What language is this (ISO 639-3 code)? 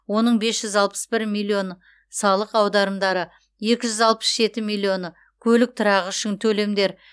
kaz